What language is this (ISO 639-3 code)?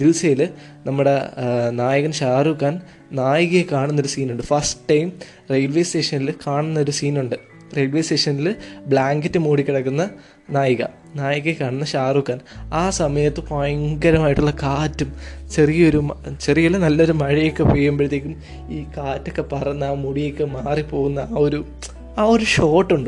mal